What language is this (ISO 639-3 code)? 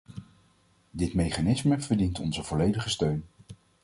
nld